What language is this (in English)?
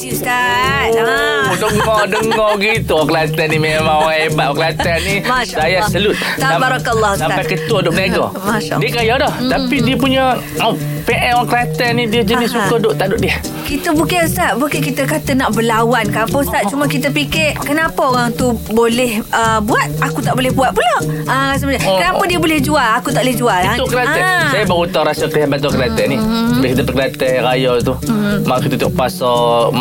Malay